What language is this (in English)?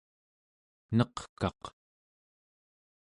Central Yupik